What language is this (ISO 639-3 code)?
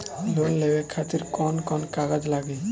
bho